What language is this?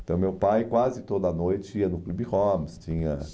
Portuguese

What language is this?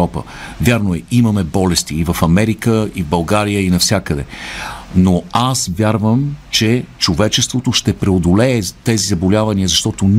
Bulgarian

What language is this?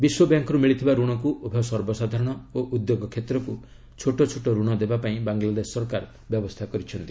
Odia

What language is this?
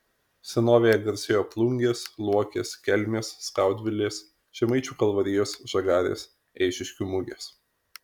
Lithuanian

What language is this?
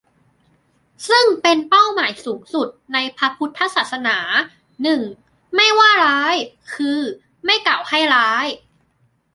Thai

